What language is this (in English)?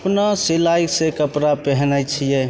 Maithili